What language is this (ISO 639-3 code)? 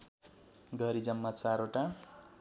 nep